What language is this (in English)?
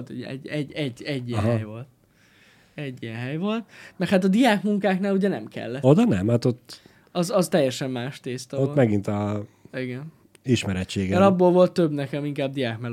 Hungarian